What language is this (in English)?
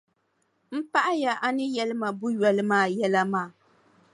Dagbani